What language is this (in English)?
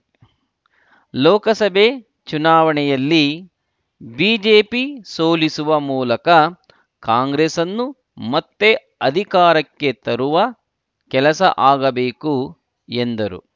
Kannada